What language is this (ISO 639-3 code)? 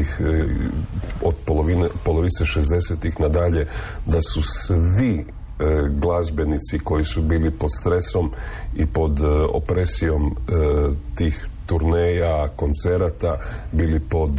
hrv